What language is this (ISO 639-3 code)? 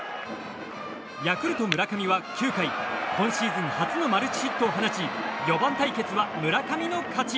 jpn